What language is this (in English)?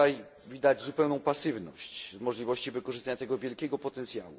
Polish